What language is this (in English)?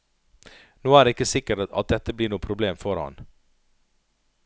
Norwegian